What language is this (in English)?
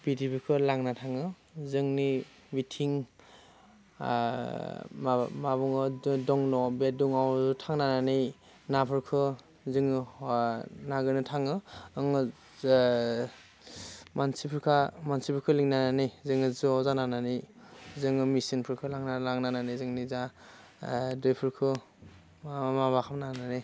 Bodo